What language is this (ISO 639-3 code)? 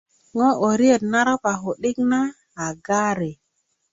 ukv